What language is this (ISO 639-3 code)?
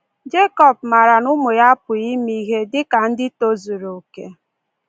ibo